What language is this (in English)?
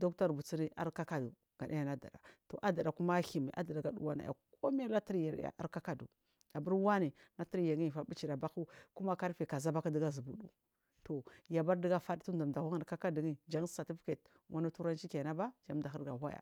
Marghi South